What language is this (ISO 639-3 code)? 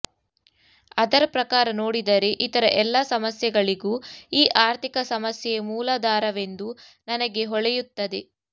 kan